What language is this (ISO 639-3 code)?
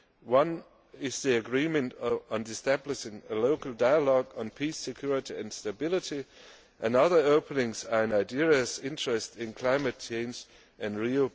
eng